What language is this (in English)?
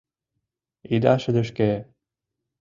Mari